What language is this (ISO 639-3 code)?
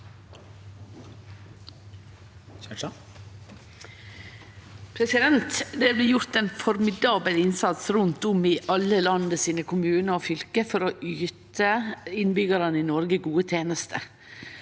nor